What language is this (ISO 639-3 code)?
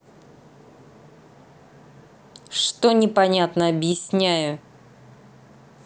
rus